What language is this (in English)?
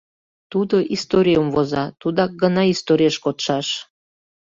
Mari